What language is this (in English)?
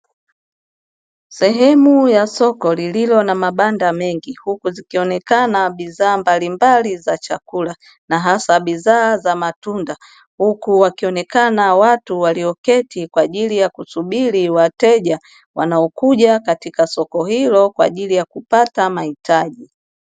Swahili